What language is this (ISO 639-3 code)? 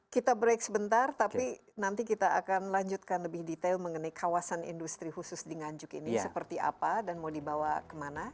ind